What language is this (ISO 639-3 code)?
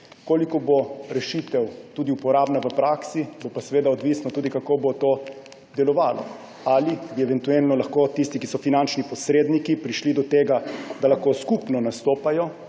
slv